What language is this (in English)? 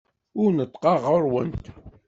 Kabyle